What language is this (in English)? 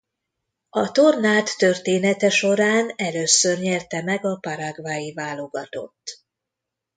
Hungarian